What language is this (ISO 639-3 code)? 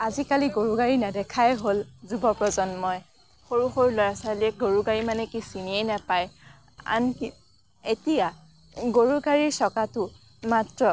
asm